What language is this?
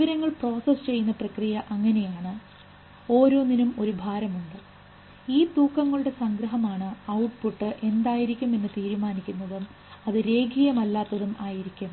Malayalam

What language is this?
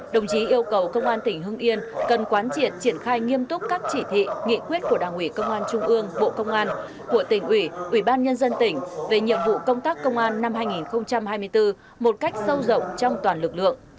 Vietnamese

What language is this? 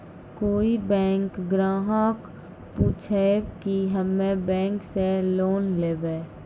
Maithili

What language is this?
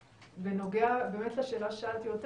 Hebrew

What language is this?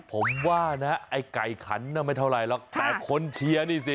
Thai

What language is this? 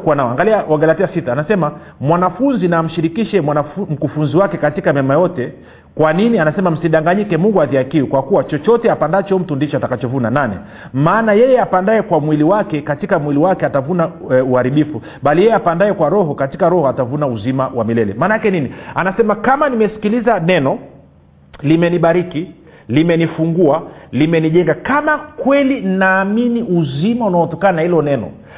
Swahili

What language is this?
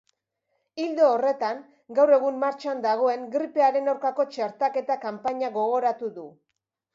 Basque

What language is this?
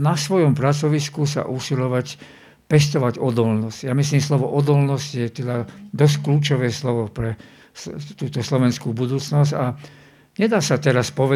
Slovak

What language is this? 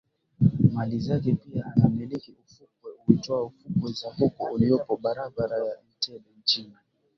Swahili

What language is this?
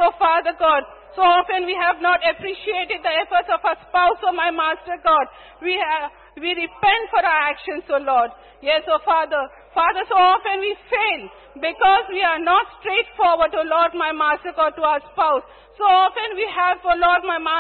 English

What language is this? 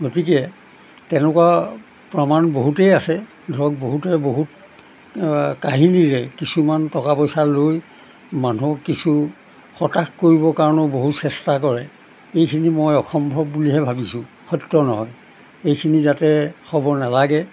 Assamese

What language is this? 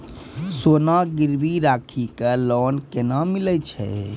Maithili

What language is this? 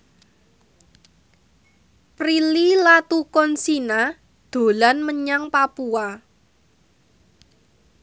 Javanese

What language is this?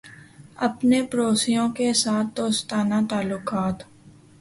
Urdu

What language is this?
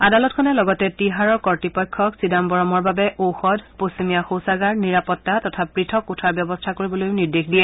Assamese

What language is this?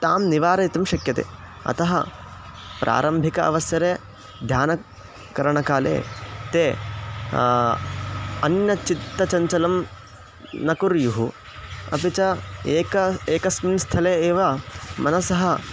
Sanskrit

